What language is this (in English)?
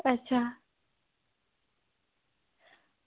Dogri